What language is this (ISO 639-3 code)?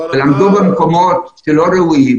heb